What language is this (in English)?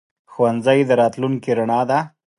Pashto